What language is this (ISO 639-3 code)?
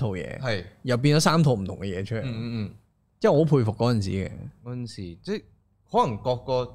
zho